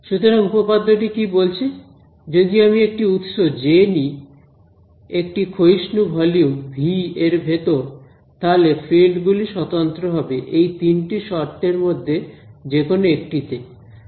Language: Bangla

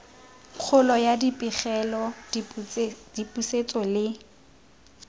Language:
Tswana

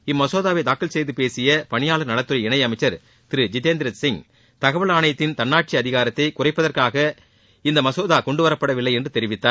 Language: Tamil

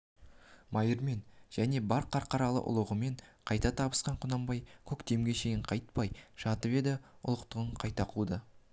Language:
Kazakh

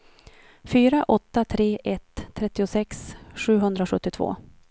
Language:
Swedish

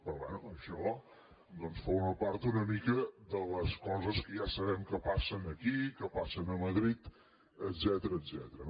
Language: Catalan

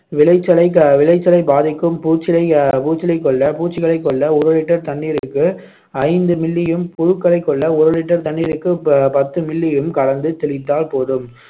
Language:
Tamil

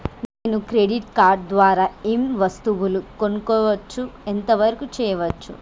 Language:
Telugu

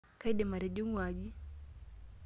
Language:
Masai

